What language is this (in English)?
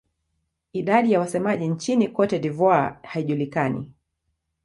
Swahili